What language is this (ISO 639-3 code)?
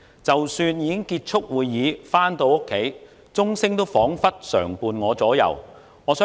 yue